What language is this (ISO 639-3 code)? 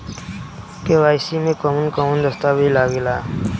bho